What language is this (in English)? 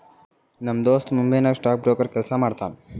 Kannada